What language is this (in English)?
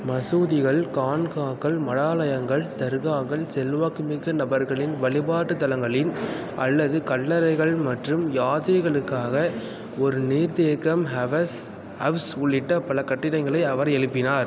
Tamil